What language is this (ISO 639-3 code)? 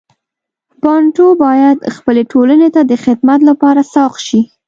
pus